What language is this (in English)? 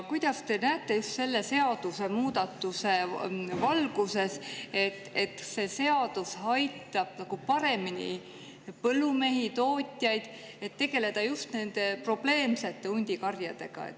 Estonian